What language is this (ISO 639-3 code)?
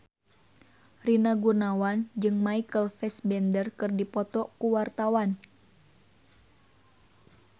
sun